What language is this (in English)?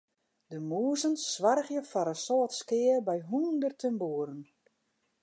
Western Frisian